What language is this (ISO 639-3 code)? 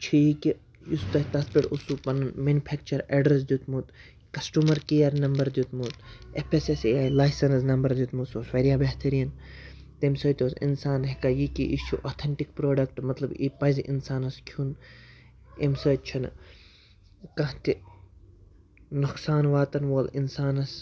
kas